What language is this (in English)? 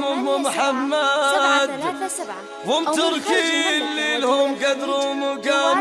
Arabic